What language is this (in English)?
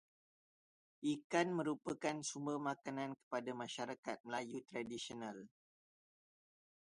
Malay